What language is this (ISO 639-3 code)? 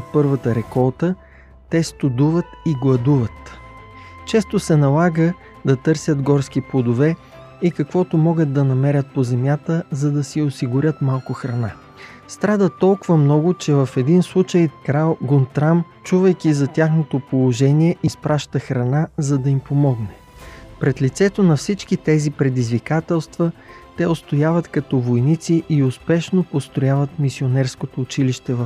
bul